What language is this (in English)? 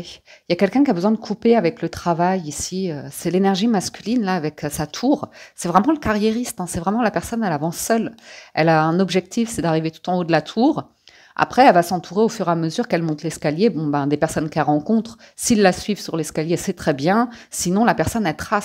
French